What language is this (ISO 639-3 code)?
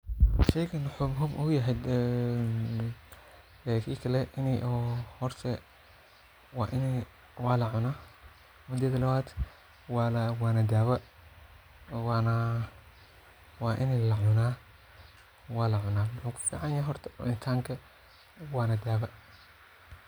som